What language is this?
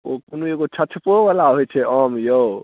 Maithili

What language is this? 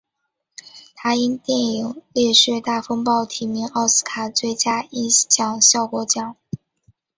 Chinese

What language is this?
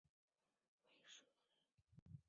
Chinese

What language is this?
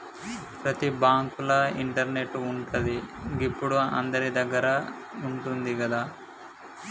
Telugu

